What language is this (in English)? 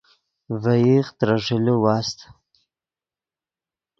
Yidgha